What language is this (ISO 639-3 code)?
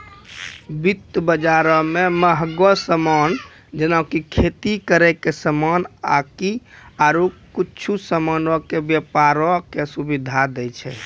mai